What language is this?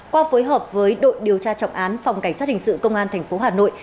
Vietnamese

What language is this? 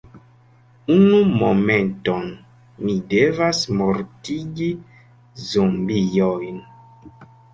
Esperanto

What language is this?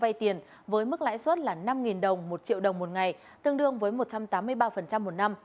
Vietnamese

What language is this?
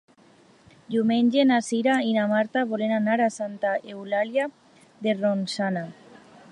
Catalan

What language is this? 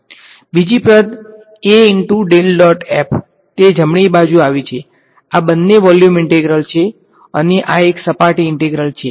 Gujarati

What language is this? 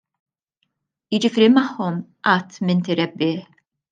Maltese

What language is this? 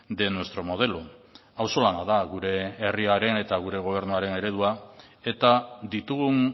Basque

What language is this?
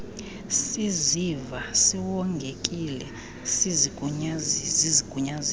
Xhosa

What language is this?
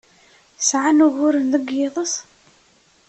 Kabyle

